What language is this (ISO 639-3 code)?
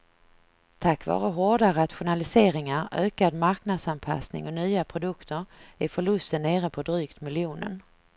swe